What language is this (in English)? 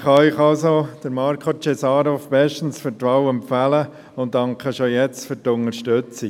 Swiss German